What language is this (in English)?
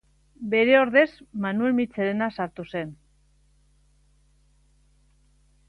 Basque